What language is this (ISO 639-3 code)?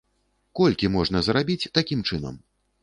bel